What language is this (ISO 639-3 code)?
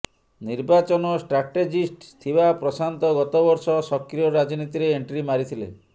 ori